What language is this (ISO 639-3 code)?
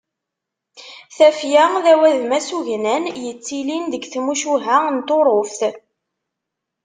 kab